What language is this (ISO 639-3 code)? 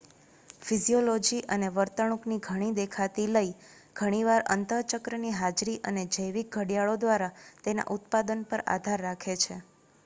guj